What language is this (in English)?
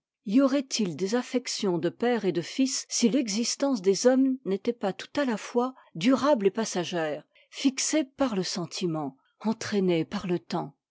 French